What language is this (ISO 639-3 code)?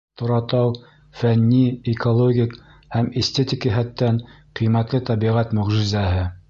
bak